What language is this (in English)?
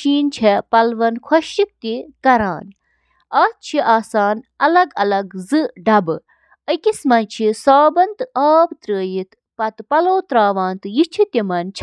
Kashmiri